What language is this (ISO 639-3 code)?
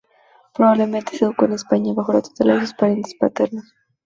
spa